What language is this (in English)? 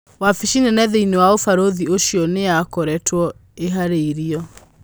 Kikuyu